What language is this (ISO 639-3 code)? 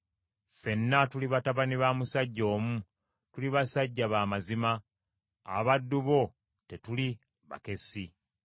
lug